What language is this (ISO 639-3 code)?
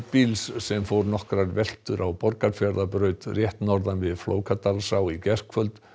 isl